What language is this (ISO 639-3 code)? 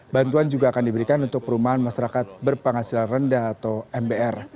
ind